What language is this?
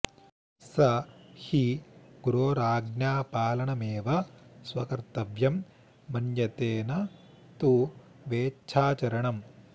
Sanskrit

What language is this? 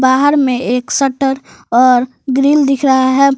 Hindi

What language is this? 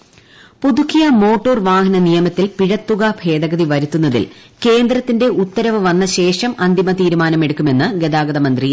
Malayalam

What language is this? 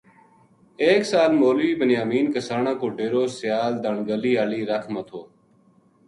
Gujari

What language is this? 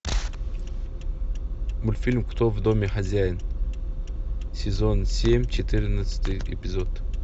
Russian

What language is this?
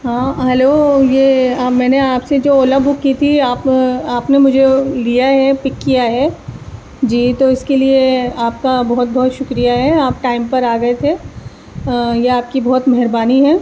Urdu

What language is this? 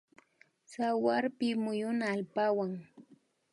Imbabura Highland Quichua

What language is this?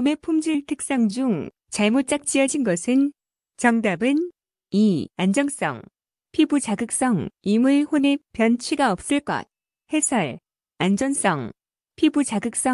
Korean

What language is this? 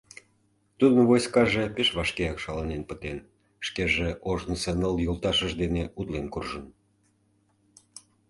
Mari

